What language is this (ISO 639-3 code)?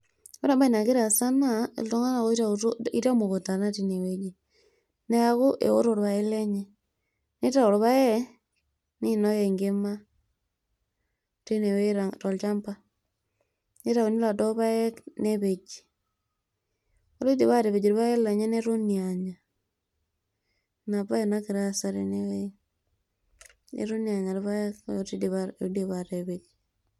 mas